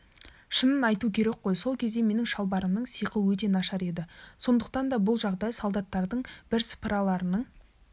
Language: Kazakh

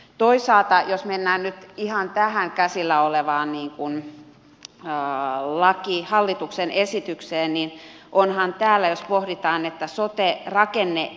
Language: Finnish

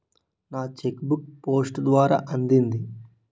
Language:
Telugu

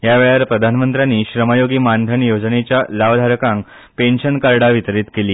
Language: Konkani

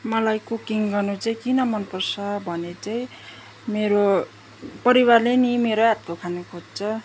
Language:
Nepali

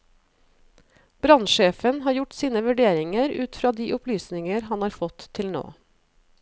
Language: Norwegian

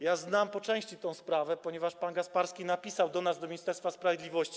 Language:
Polish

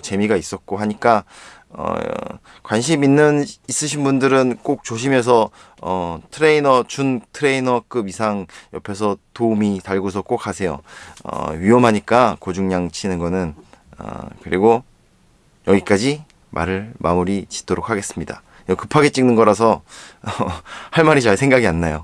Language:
Korean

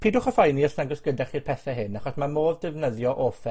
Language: Welsh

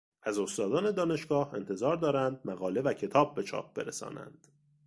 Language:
Persian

